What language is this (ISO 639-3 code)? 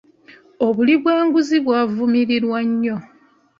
lug